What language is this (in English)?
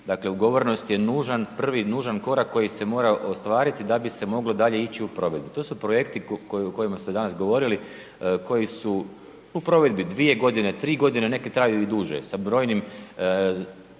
Croatian